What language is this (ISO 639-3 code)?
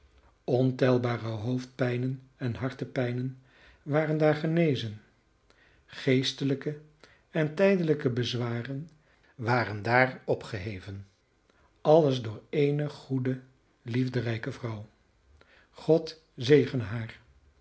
nld